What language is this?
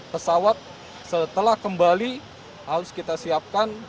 Indonesian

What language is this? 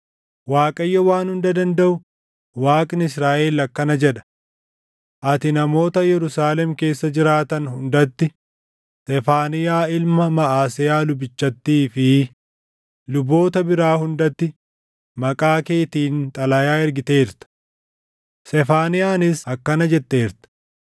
Oromo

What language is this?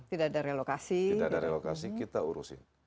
Indonesian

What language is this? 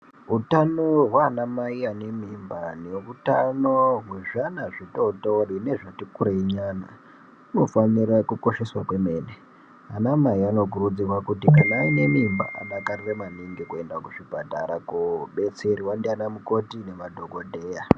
Ndau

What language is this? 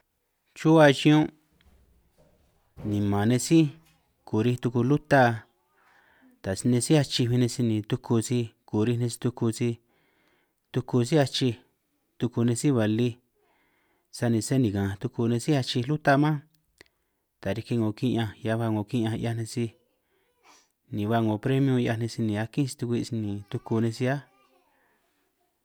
San Martín Itunyoso Triqui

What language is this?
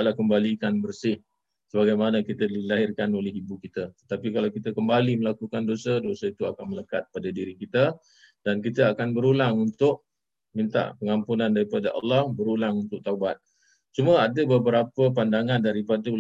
Malay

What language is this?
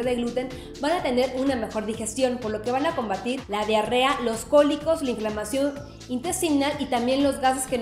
Spanish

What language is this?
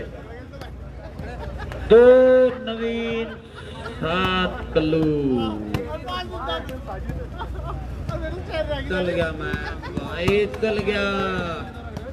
Hindi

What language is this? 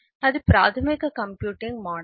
Telugu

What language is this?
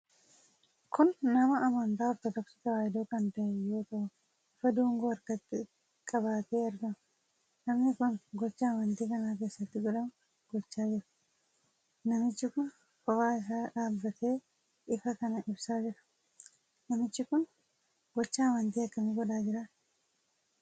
Oromo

